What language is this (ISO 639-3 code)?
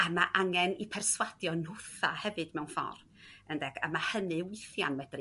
cym